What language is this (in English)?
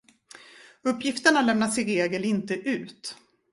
Swedish